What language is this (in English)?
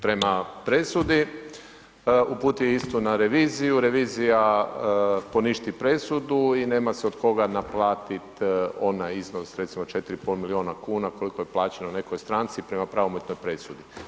Croatian